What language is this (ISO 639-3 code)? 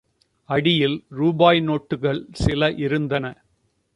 tam